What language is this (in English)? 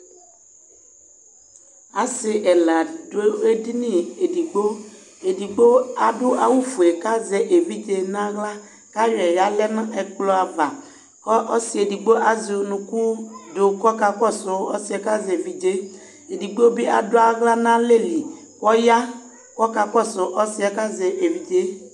Ikposo